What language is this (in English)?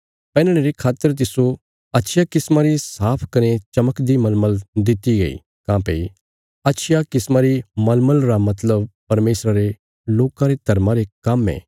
Bilaspuri